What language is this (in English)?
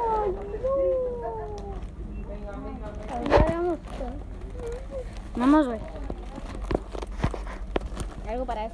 Spanish